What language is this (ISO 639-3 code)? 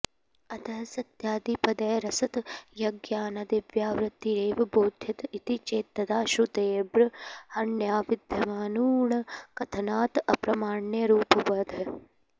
san